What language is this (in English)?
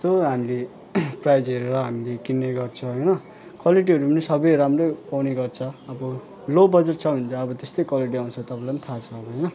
Nepali